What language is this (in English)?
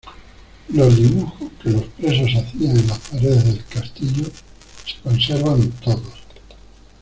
Spanish